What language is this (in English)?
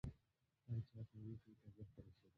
Pashto